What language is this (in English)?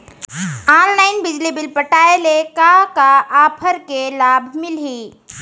Chhattisgarhi